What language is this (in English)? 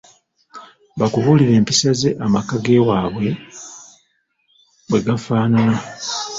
Ganda